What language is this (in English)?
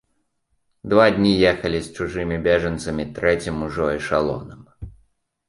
Belarusian